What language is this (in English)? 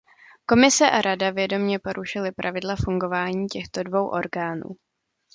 Czech